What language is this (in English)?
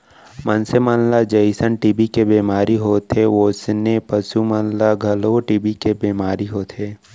Chhattisgarhi